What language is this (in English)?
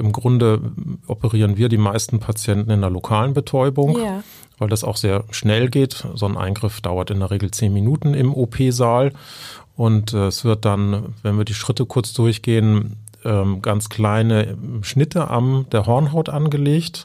German